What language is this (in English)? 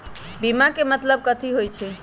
Magahi